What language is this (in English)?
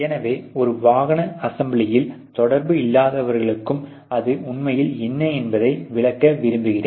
Tamil